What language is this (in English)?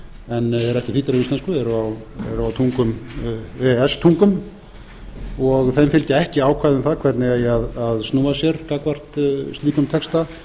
Icelandic